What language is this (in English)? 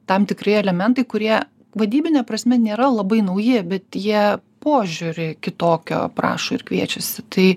Lithuanian